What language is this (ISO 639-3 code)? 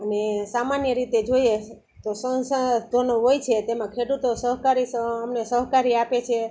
guj